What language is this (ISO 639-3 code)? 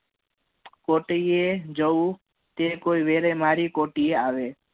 guj